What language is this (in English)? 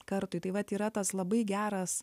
Lithuanian